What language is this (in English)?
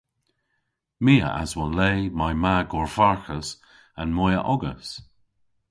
Cornish